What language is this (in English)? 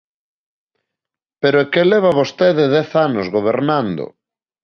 Galician